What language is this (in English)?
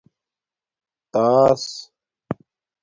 Domaaki